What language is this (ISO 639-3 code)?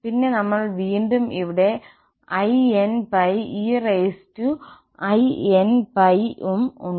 mal